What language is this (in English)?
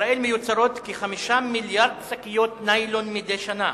Hebrew